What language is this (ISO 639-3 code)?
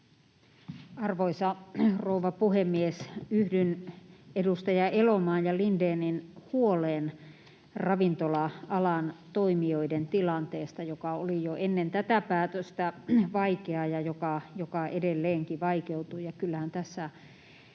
fin